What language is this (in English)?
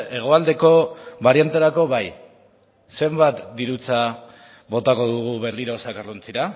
Basque